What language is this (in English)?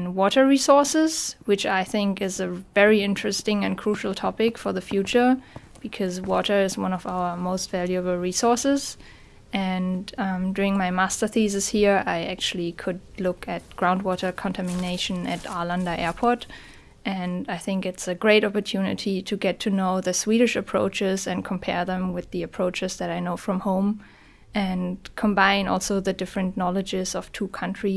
English